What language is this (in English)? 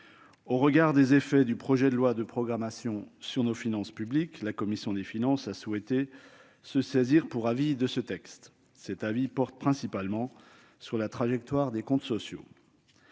French